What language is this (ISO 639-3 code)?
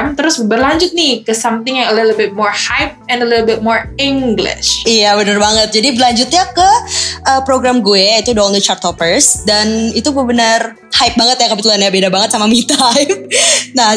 ind